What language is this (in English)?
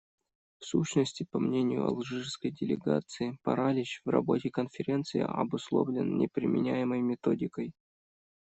Russian